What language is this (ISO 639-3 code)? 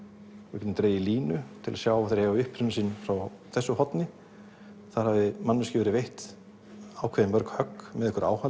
isl